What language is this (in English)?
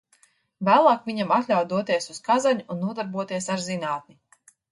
Latvian